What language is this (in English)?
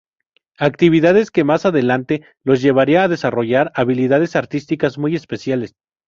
Spanish